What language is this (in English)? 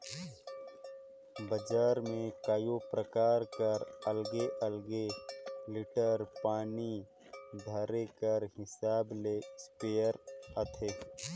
Chhattisgarhi